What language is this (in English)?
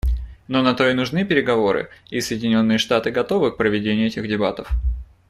Russian